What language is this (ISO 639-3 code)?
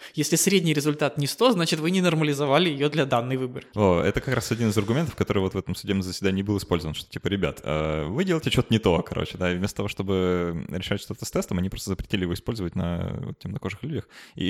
rus